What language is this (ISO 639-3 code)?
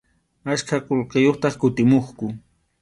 qxu